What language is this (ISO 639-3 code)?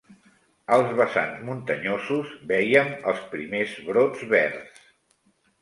cat